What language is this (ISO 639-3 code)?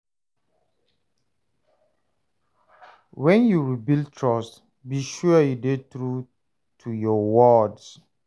pcm